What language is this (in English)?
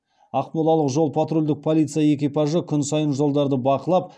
Kazakh